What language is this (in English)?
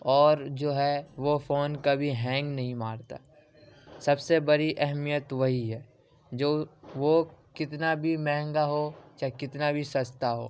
Urdu